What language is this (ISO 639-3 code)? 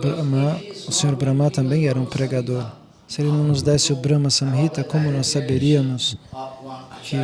por